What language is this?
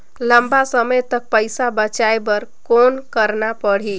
Chhattisgarhi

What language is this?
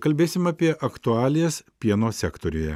Lithuanian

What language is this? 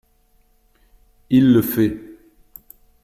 French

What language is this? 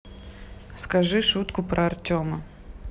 Russian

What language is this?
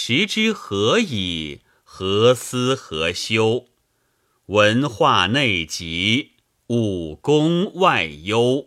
Chinese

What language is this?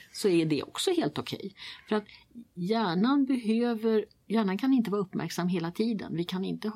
Swedish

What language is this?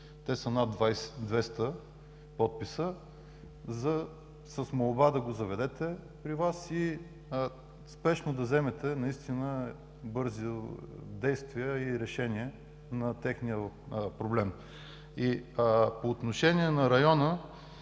Bulgarian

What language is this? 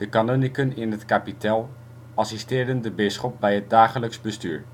Dutch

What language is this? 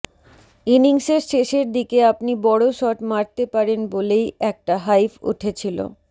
Bangla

